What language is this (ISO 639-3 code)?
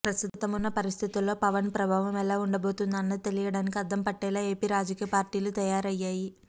tel